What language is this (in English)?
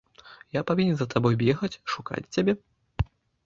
Belarusian